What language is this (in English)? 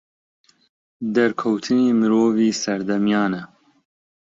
Central Kurdish